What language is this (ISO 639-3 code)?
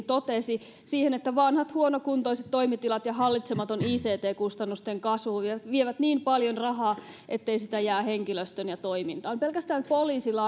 fin